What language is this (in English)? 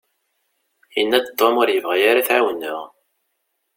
Kabyle